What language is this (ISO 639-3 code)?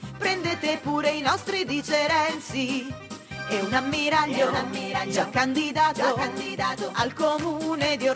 ita